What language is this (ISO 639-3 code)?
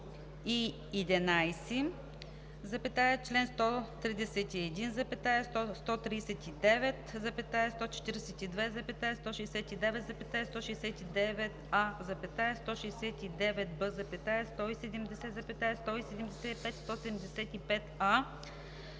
bul